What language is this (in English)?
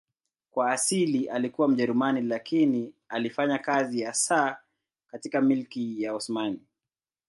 Swahili